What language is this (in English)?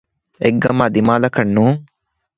Divehi